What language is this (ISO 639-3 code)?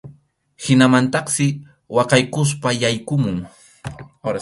qxu